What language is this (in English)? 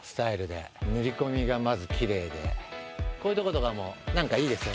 Japanese